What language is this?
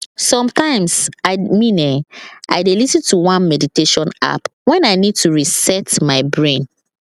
Nigerian Pidgin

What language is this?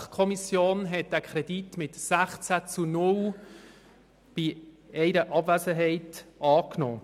Swiss German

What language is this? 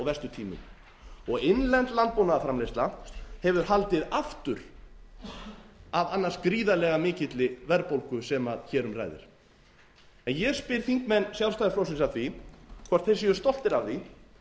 Icelandic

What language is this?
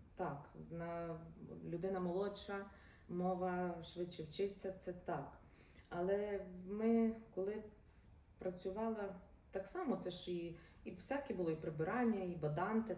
Ukrainian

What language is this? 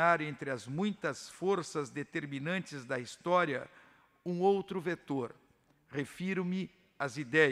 Portuguese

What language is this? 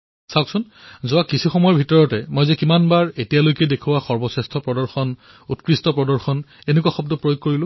Assamese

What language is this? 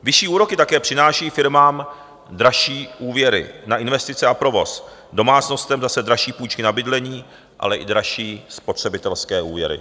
Czech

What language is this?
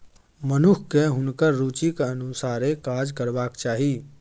Maithili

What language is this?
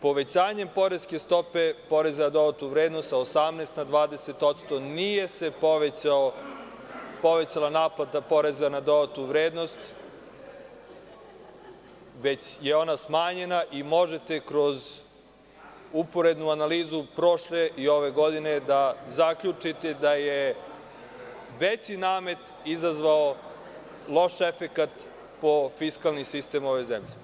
Serbian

